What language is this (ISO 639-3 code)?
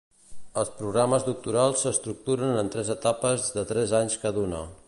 cat